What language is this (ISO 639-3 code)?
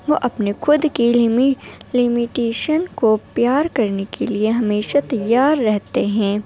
urd